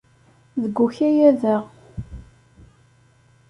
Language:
Kabyle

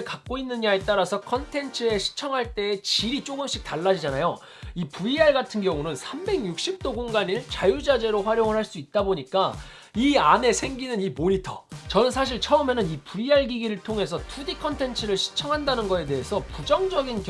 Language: Korean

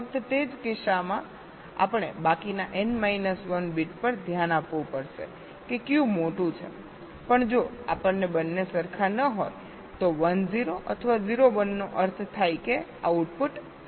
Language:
Gujarati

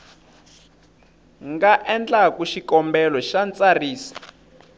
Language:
Tsonga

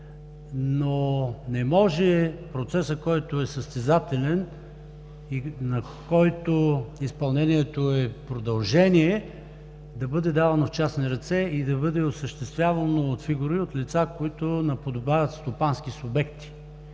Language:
Bulgarian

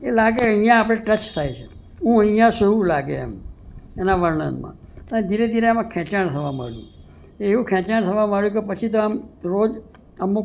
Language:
Gujarati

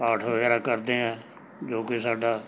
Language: Punjabi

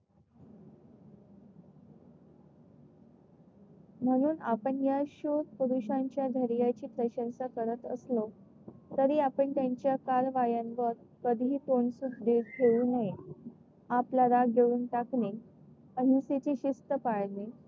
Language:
Marathi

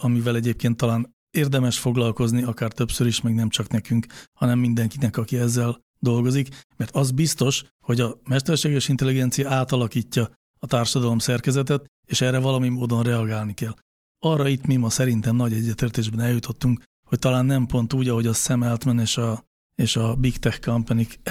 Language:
Hungarian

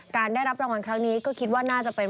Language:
Thai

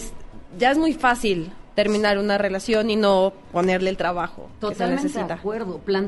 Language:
Spanish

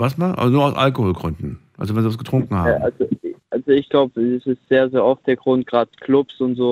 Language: German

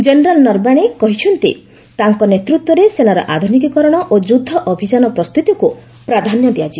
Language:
Odia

